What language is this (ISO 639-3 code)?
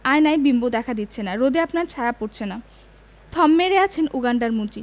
ben